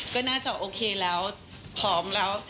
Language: Thai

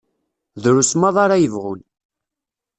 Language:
Kabyle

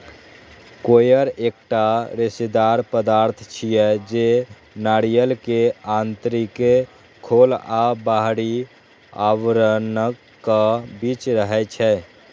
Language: Maithili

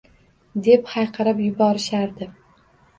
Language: Uzbek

